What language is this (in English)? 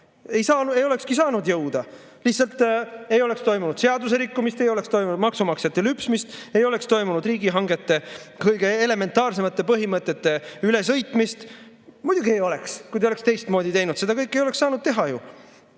Estonian